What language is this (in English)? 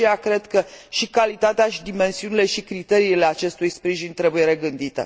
Romanian